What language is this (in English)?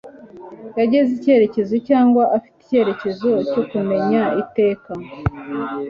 Kinyarwanda